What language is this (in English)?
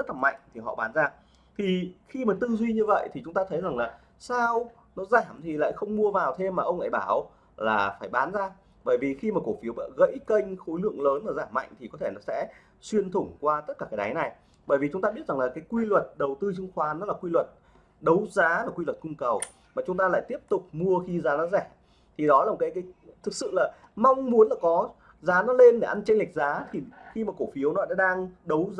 Vietnamese